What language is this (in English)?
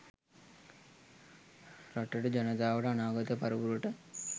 Sinhala